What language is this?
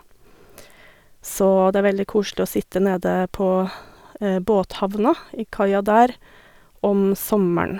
Norwegian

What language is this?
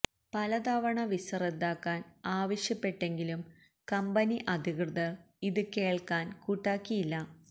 Malayalam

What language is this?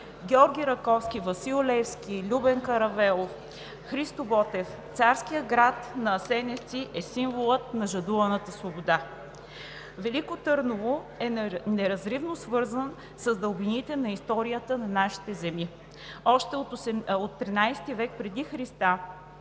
Bulgarian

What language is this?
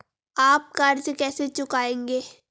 Hindi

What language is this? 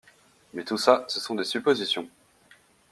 French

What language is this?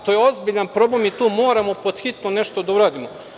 Serbian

